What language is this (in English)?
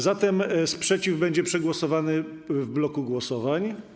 Polish